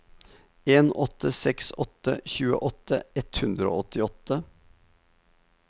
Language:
Norwegian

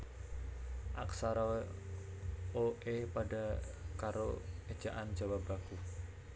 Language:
Javanese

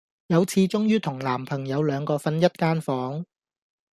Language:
Cantonese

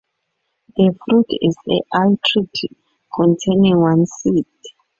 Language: English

